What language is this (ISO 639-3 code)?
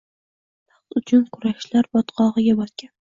uzb